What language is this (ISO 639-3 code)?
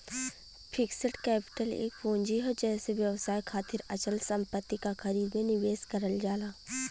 bho